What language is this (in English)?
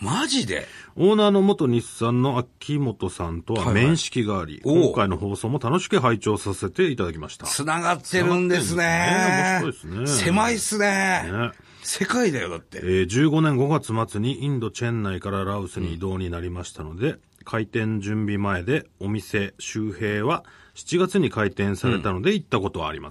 Japanese